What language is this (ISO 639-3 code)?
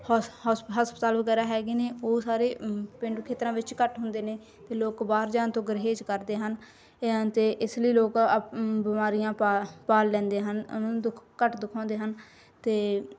pan